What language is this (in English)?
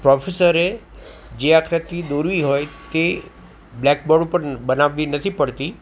Gujarati